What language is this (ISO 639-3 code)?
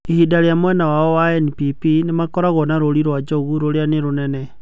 kik